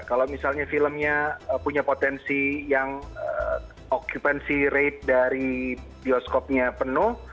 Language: Indonesian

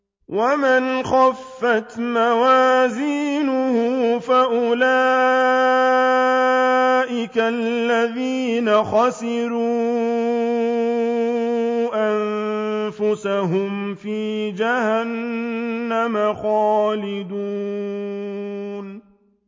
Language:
Arabic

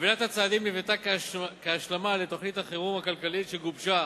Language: Hebrew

